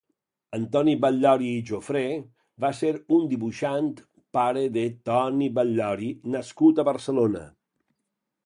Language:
Catalan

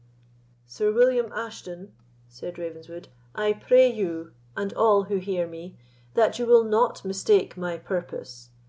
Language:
English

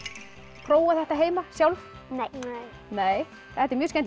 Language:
Icelandic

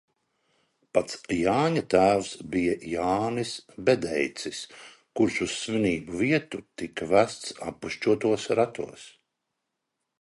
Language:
Latvian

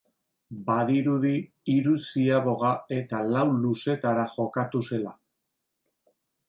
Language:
Basque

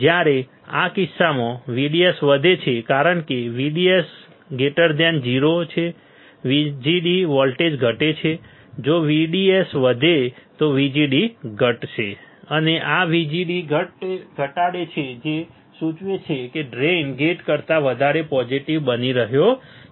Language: Gujarati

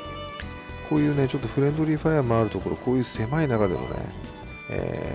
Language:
Japanese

